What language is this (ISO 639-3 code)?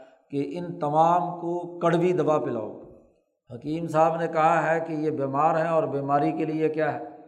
urd